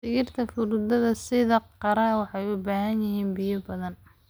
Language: Somali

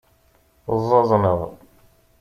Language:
Kabyle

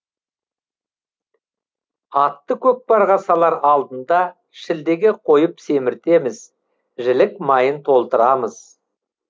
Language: Kazakh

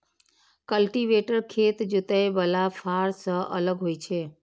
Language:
Maithili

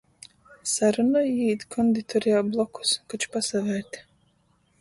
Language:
Latgalian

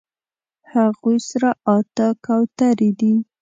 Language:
Pashto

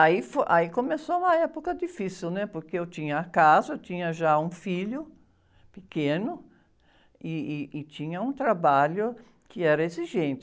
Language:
Portuguese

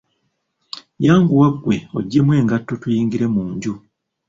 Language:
Ganda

